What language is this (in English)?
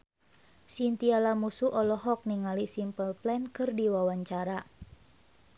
Sundanese